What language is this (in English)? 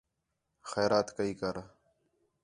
Khetrani